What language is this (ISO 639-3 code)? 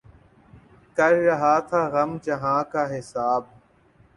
urd